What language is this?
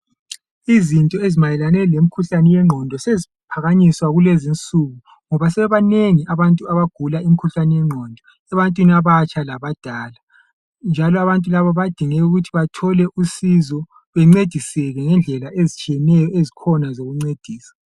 North Ndebele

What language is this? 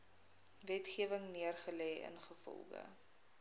Afrikaans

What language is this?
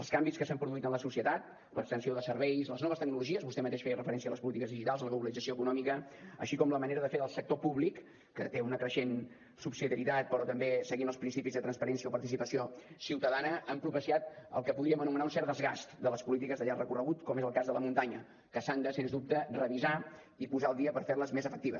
Catalan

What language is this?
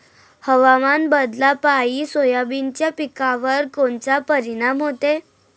Marathi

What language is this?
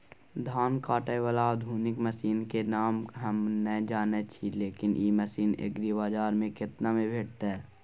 Maithili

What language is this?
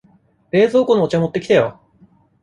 Japanese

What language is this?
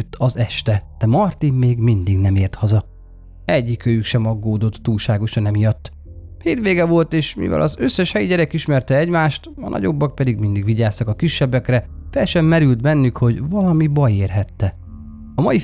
Hungarian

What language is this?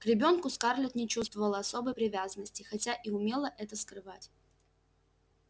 Russian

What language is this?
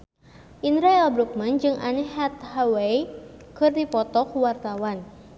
Sundanese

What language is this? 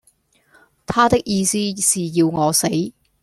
Cantonese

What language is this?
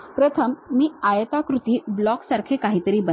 Marathi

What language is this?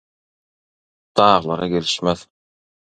Turkmen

